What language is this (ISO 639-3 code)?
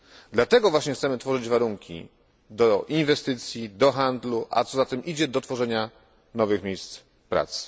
pol